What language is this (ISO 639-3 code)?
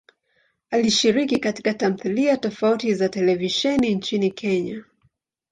swa